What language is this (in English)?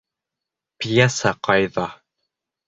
Bashkir